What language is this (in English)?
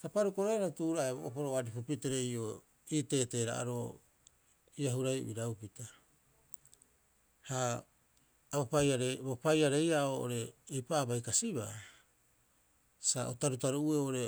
Rapoisi